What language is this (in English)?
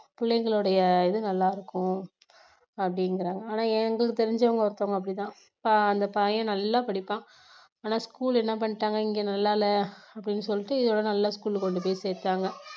Tamil